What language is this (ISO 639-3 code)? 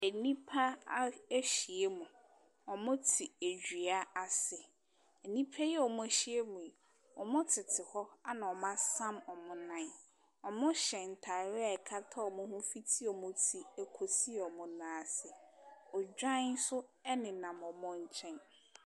aka